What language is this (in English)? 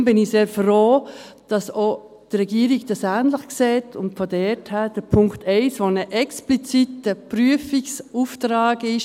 Swiss German